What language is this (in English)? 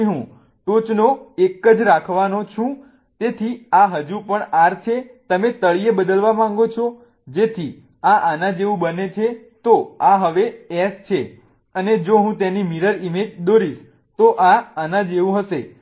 Gujarati